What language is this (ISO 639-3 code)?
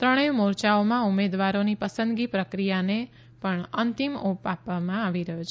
guj